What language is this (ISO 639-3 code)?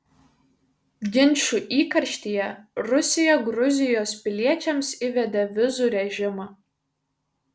lit